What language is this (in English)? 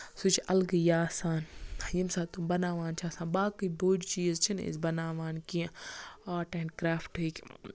Kashmiri